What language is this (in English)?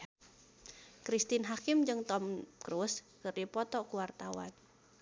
Sundanese